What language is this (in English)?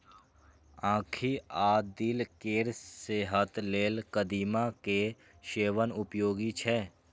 Maithili